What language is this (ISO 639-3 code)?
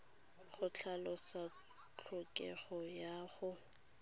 tsn